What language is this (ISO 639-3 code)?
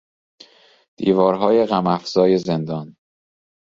fas